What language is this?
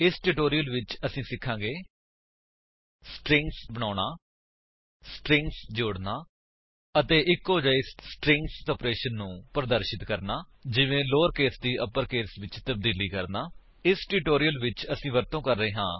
Punjabi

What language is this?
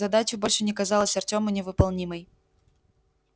Russian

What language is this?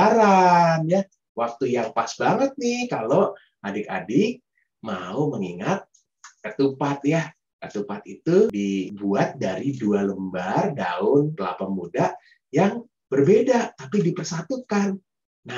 Indonesian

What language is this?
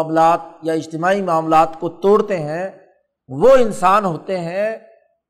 Urdu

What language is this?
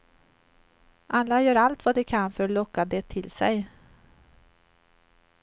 Swedish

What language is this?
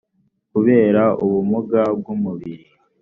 Kinyarwanda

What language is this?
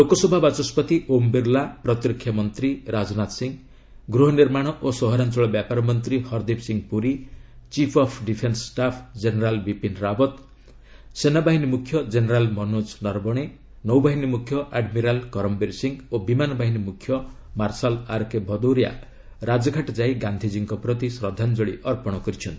Odia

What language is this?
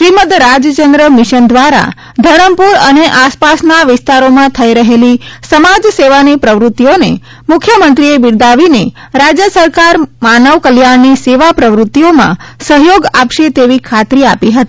Gujarati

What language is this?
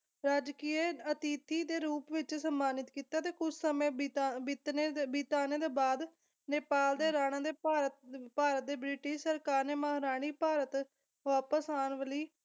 Punjabi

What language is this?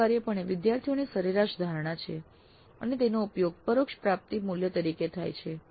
Gujarati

